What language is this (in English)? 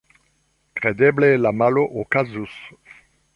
Esperanto